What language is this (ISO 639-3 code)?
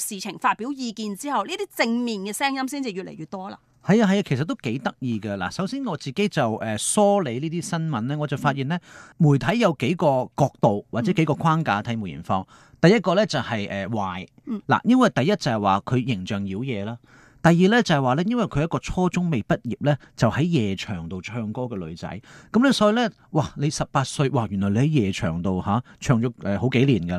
zho